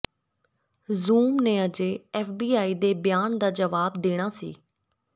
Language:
Punjabi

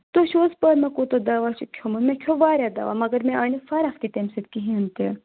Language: Kashmiri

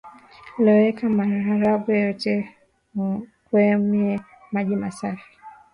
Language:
Swahili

